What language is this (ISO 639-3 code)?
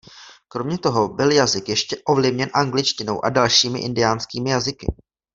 ces